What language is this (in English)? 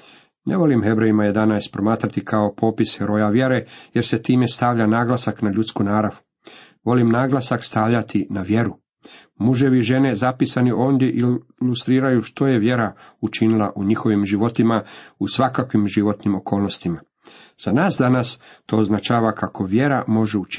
Croatian